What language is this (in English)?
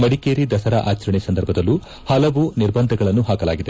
Kannada